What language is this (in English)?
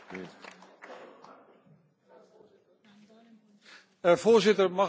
Dutch